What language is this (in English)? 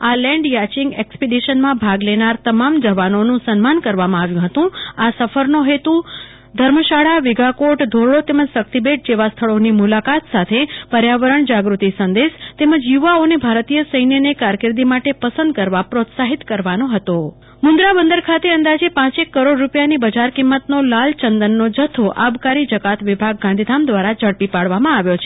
Gujarati